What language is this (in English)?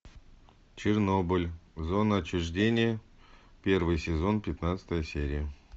Russian